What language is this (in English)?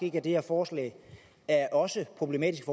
Danish